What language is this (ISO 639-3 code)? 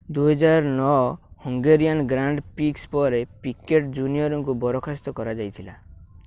ori